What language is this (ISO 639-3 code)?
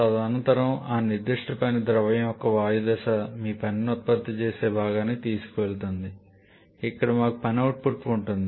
tel